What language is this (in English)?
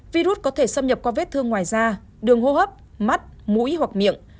Vietnamese